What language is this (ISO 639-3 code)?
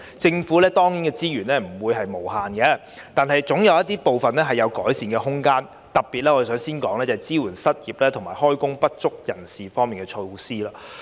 yue